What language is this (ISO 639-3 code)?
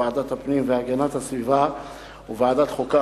heb